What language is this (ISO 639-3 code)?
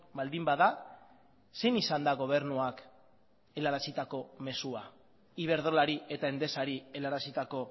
eus